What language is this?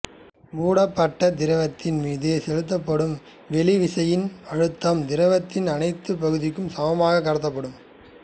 Tamil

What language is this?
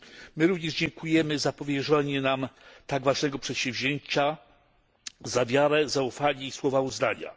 Polish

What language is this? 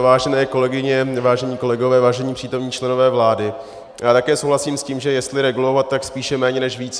Czech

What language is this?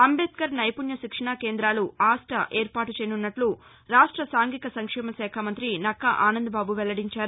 Telugu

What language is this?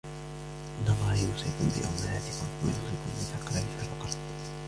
Arabic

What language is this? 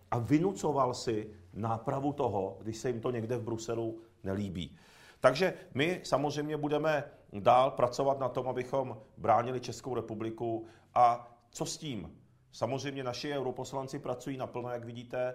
Czech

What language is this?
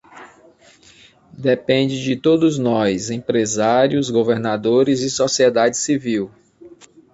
Portuguese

